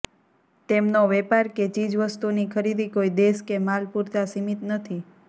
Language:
Gujarati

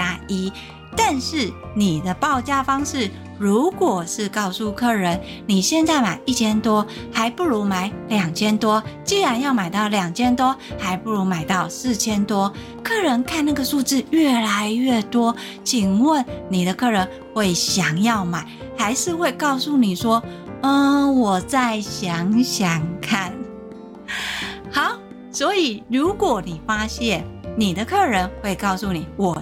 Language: Chinese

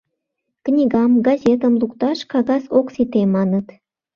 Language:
Mari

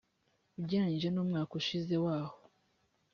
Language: Kinyarwanda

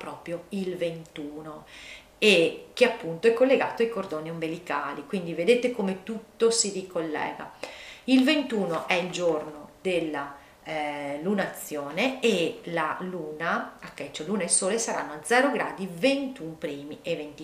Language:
Italian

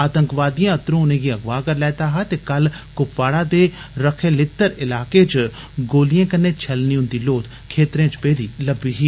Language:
Dogri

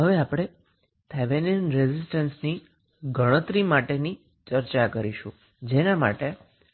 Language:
Gujarati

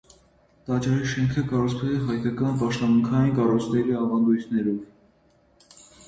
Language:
Armenian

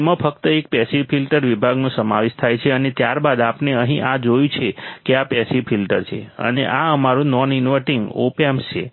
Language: Gujarati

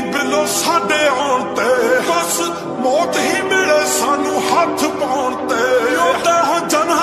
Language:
Punjabi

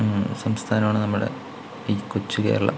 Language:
Malayalam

